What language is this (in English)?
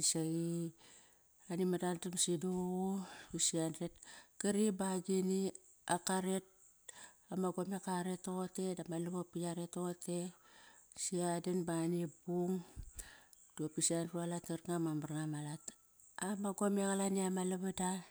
Kairak